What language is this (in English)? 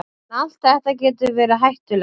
Icelandic